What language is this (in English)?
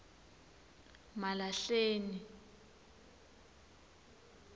Swati